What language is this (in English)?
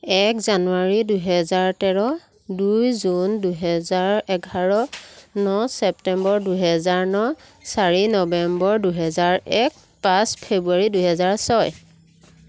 Assamese